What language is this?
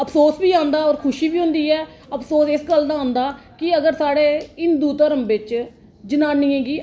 Dogri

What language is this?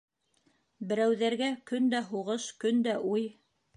Bashkir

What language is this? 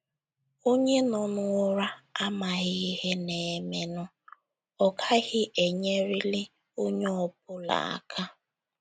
Igbo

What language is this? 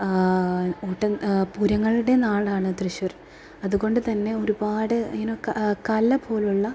Malayalam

